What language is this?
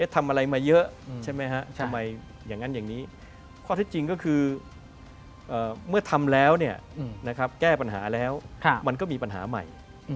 Thai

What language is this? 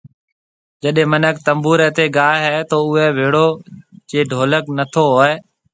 Marwari (Pakistan)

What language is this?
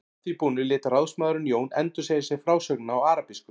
Icelandic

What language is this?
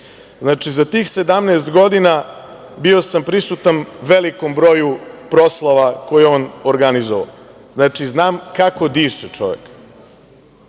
Serbian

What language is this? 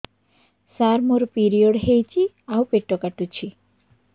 Odia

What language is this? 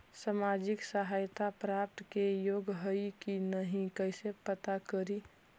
Magahi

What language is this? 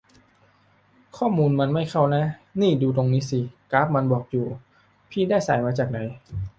Thai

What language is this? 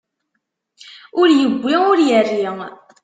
Kabyle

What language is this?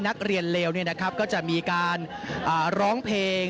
Thai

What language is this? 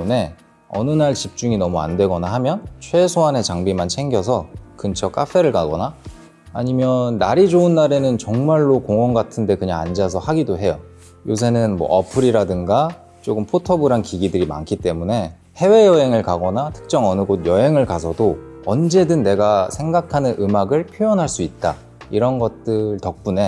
Korean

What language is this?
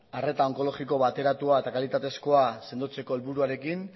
Basque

